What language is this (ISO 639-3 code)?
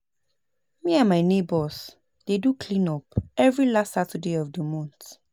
pcm